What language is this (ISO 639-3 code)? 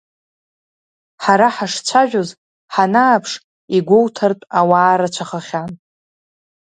abk